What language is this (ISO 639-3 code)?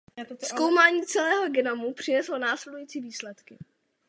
ces